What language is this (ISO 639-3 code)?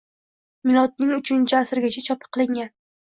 uzb